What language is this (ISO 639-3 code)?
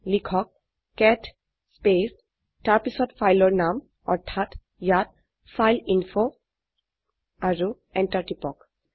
asm